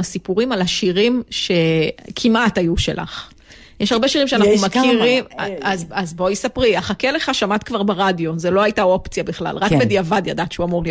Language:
Hebrew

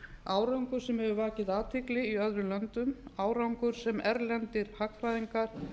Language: Icelandic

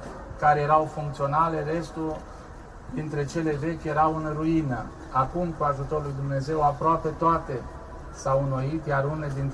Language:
Romanian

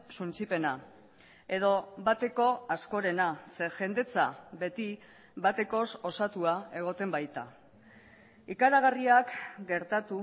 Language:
Basque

